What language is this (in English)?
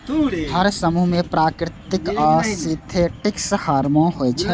Maithili